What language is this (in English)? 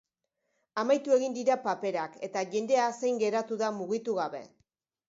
Basque